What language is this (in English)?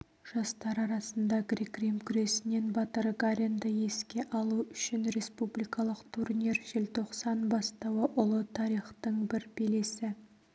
Kazakh